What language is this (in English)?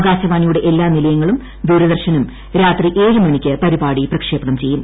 Malayalam